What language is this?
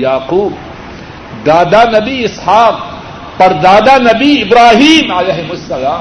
Urdu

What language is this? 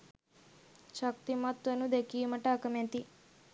Sinhala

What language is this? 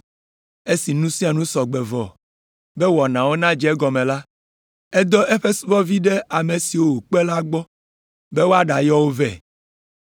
Ewe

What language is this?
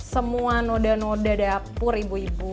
Indonesian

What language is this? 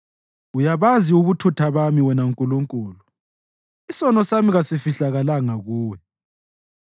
North Ndebele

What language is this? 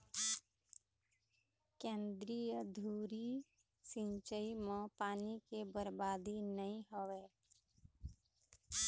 Chhattisgarhi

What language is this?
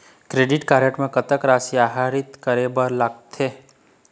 Chhattisgarhi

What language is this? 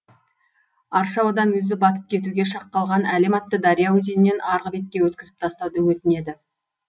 Kazakh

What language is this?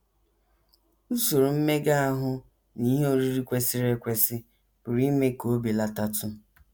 Igbo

